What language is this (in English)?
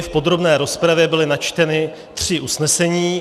Czech